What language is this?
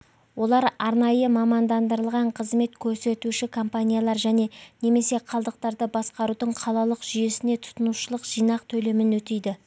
Kazakh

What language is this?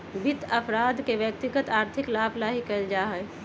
Magahi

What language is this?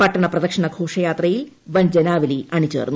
Malayalam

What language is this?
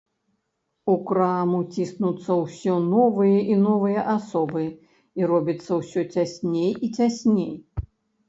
Belarusian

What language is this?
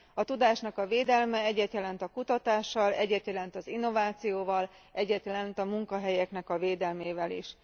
Hungarian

